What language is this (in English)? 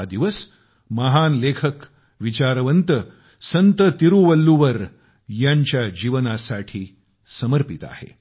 Marathi